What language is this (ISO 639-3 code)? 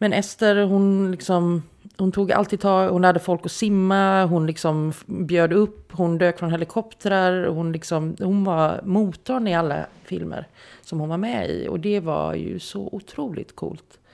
swe